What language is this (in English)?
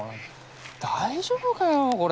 Japanese